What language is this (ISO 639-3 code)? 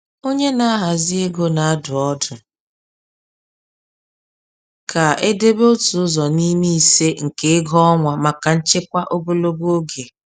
ibo